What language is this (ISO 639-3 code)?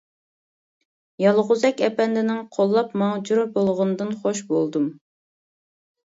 uig